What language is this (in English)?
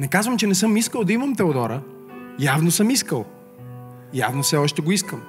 Bulgarian